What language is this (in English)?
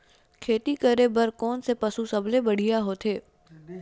Chhattisgarhi